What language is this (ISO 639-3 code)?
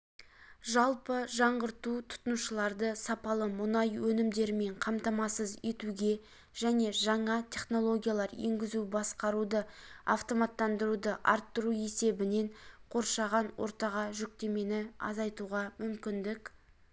kaz